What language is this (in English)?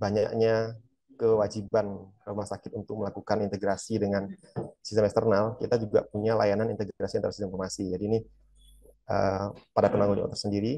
Indonesian